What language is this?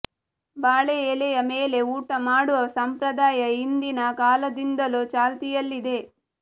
Kannada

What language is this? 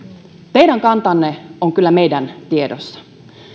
Finnish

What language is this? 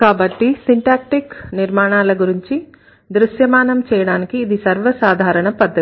Telugu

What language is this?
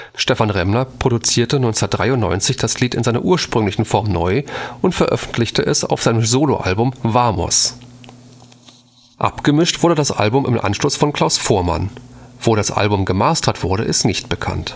German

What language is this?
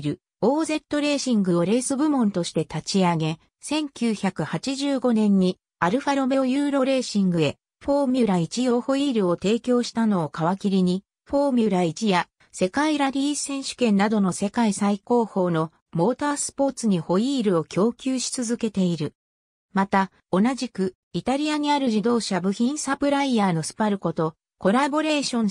Japanese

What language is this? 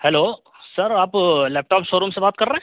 Urdu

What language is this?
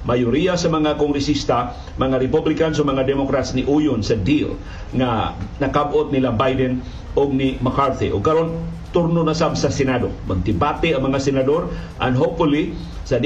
Filipino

